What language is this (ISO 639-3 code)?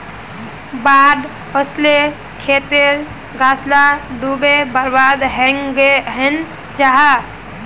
mag